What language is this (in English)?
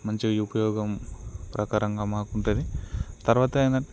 Telugu